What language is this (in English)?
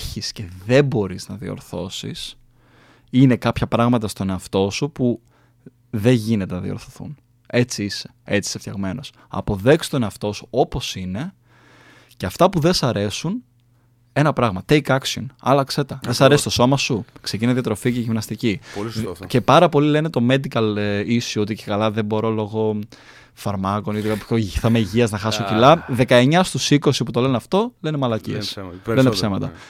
Greek